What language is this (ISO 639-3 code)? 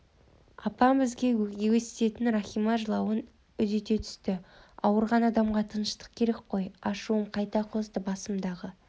kaz